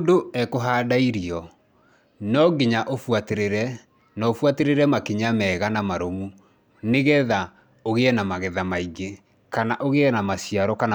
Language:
Kikuyu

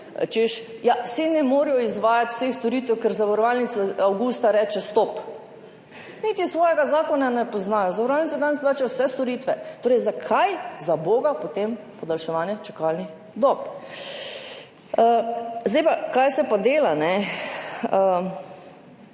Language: Slovenian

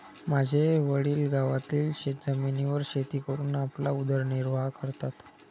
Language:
Marathi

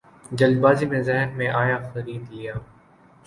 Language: Urdu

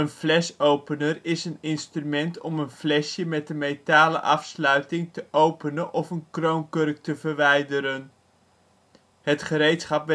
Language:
Dutch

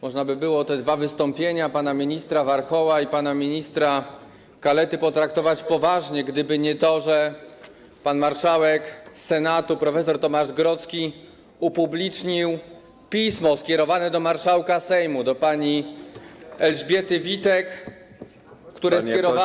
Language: Polish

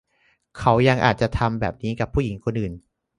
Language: Thai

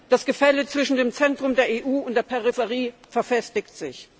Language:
German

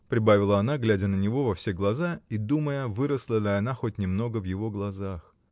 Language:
Russian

